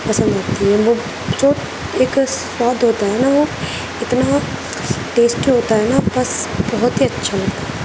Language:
Urdu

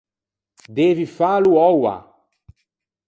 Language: Ligurian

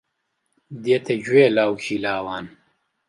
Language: Central Kurdish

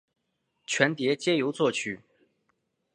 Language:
Chinese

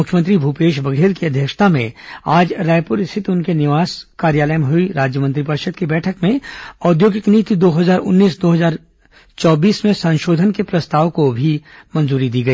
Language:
Hindi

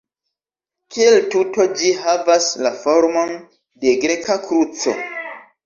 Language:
Esperanto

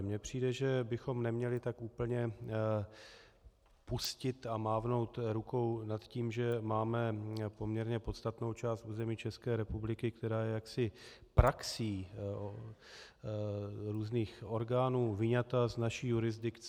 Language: Czech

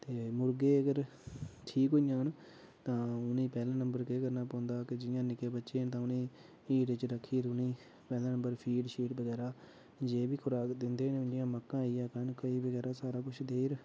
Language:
Dogri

